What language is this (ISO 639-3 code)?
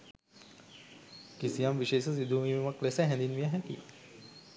sin